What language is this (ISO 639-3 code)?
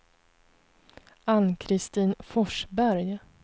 swe